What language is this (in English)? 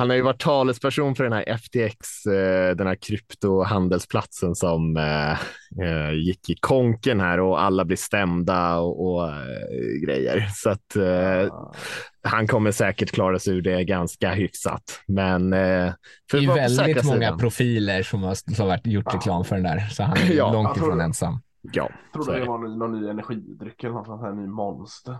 Swedish